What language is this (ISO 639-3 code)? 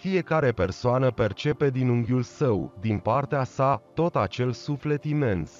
ron